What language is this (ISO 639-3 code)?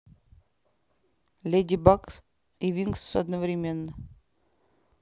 rus